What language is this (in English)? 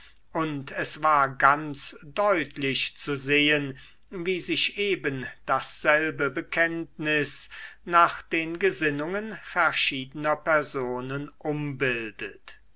German